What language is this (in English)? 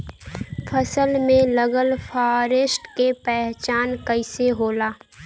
Bhojpuri